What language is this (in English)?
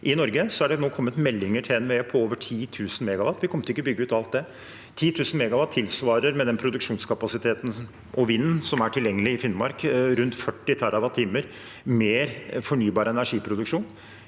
Norwegian